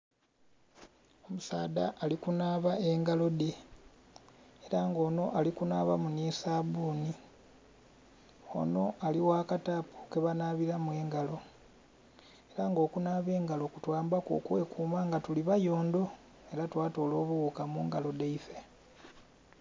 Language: Soga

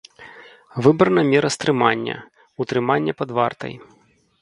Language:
Belarusian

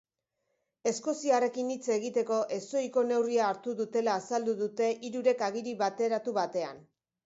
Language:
Basque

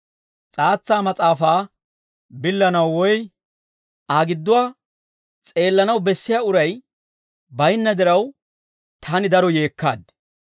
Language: Dawro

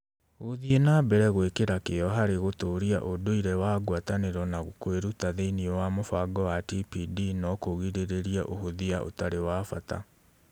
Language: Kikuyu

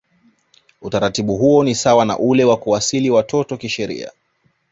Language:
Swahili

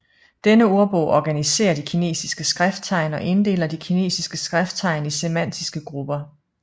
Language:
Danish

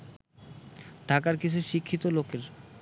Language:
Bangla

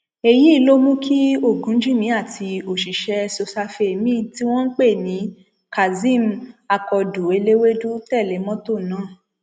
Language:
Yoruba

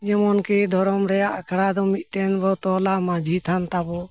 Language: Santali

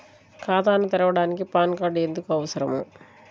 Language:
Telugu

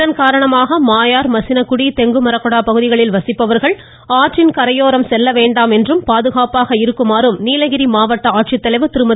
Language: Tamil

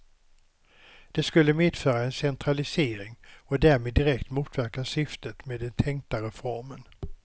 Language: Swedish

